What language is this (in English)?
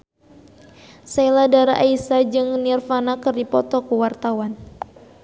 Sundanese